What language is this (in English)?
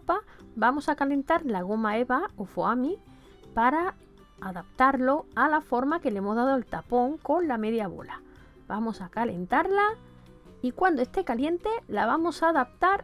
Spanish